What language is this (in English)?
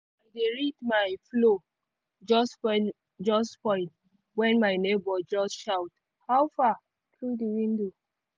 Nigerian Pidgin